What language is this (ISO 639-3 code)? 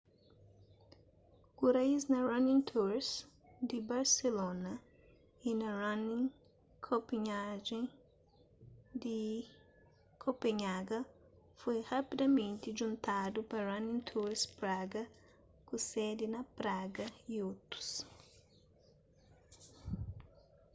kea